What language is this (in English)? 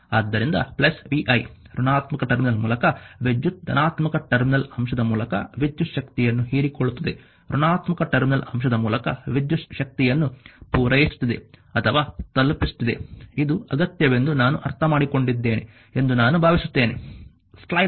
Kannada